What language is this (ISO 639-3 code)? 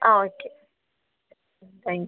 mal